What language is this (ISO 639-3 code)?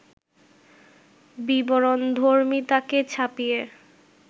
ben